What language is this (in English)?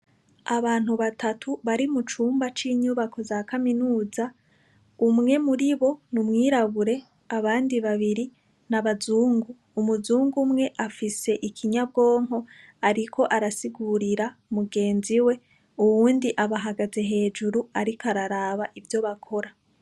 Rundi